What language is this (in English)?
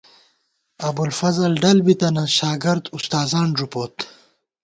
Gawar-Bati